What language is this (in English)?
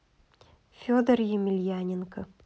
Russian